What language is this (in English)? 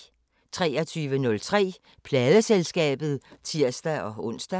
Danish